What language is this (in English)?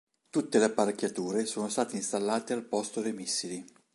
Italian